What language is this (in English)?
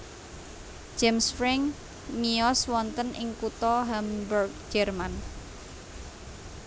Javanese